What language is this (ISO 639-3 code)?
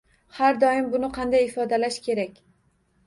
uzb